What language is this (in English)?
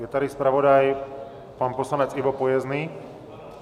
Czech